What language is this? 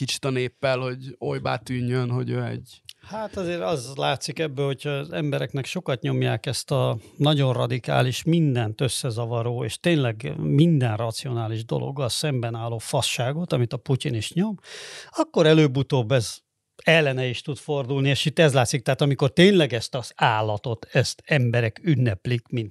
Hungarian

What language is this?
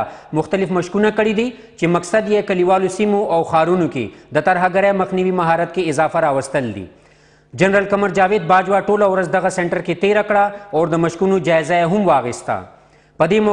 Romanian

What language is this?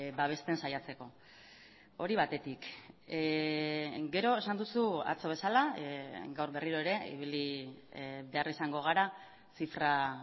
Basque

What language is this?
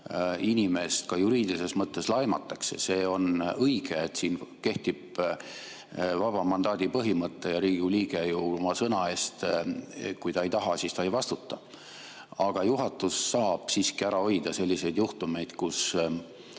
Estonian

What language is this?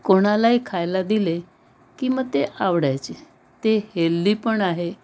Marathi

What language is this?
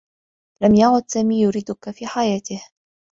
Arabic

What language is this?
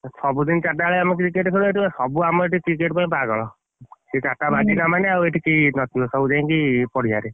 Odia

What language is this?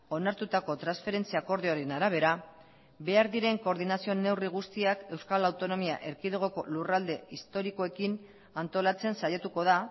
Basque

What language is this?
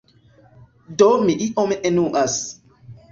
Esperanto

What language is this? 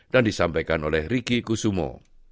Indonesian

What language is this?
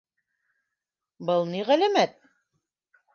Bashkir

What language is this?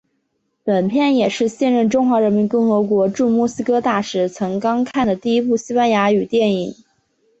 Chinese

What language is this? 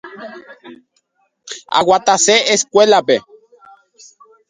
Guarani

